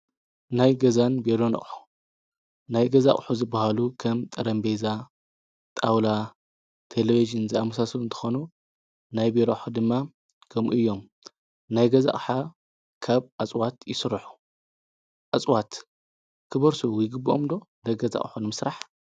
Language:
Tigrinya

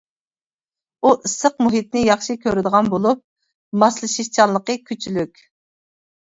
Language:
Uyghur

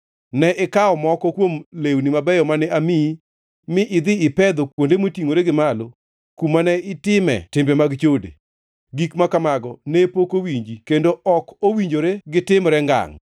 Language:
Luo (Kenya and Tanzania)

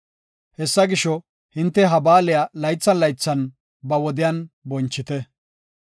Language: Gofa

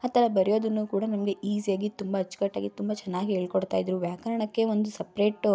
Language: Kannada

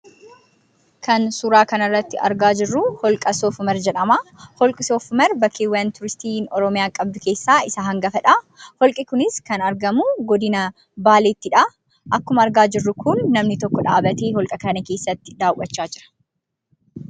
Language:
Oromo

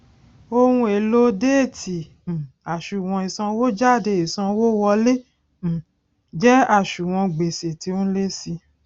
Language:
Yoruba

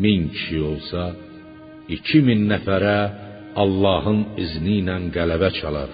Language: Persian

